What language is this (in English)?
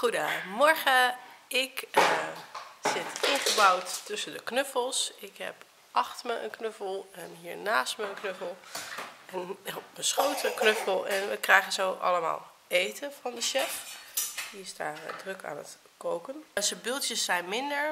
Dutch